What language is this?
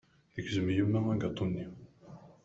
Kabyle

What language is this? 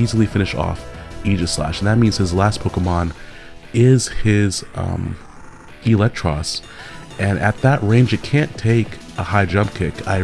English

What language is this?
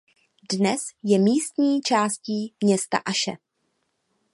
Czech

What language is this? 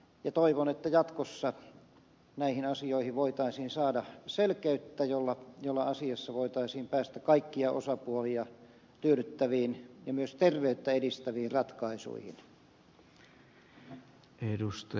Finnish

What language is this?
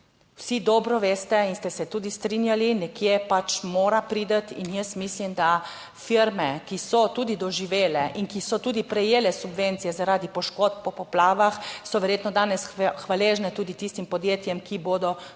Slovenian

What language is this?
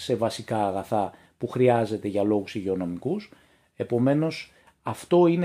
Greek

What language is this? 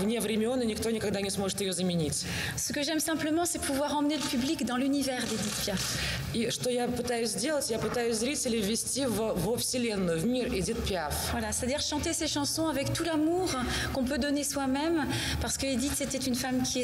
Russian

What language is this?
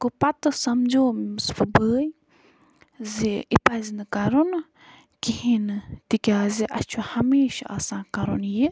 Kashmiri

